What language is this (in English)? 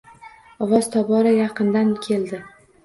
Uzbek